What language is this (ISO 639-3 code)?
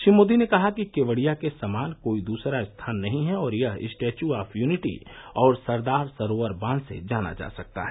hin